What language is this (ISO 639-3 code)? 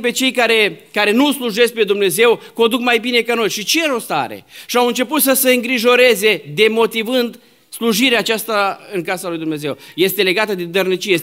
ron